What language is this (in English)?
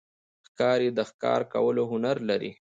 Pashto